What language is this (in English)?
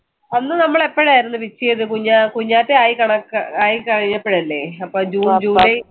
Malayalam